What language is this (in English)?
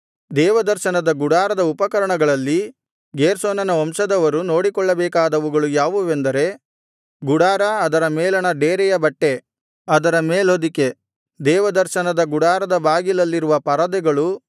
Kannada